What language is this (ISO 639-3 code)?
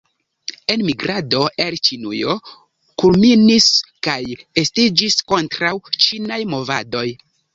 epo